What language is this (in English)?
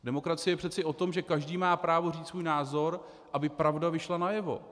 Czech